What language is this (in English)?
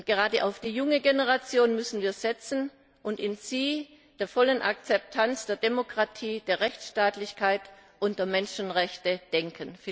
German